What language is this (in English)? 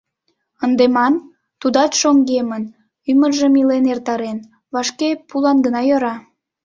Mari